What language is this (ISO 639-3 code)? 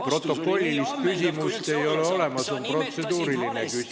est